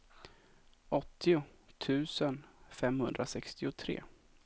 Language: Swedish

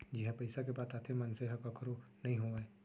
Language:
Chhattisgarhi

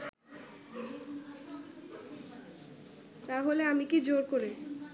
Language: Bangla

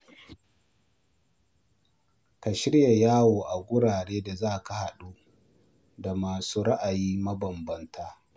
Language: Hausa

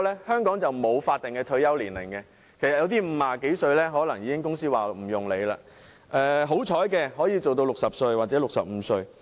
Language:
Cantonese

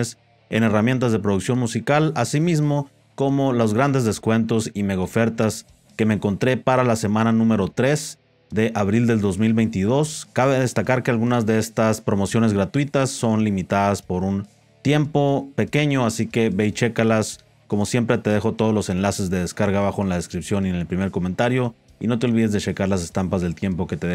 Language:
Spanish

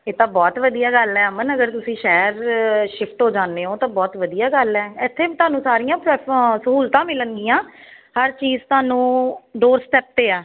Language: Punjabi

